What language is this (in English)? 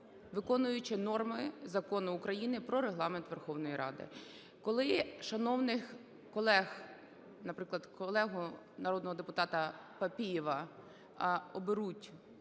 Ukrainian